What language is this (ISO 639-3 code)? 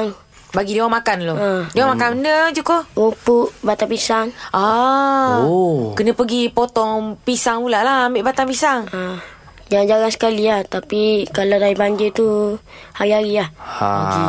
msa